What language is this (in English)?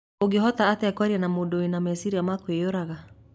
Kikuyu